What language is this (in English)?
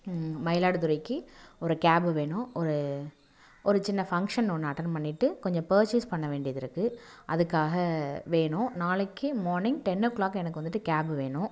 Tamil